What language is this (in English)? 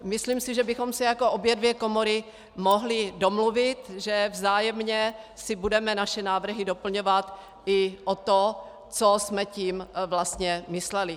Czech